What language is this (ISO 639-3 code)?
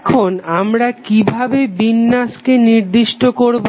ben